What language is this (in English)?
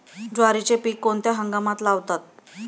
Marathi